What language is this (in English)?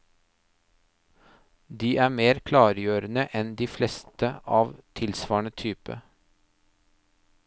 Norwegian